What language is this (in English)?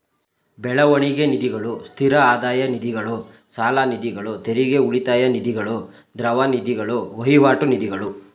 Kannada